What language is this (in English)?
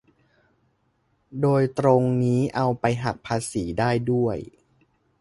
Thai